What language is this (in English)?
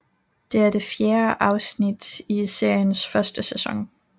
Danish